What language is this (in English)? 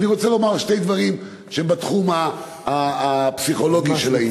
Hebrew